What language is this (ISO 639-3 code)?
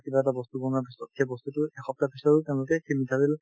asm